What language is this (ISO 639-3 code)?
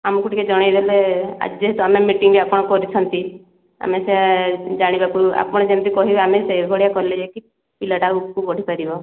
ori